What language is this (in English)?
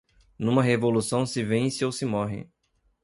Portuguese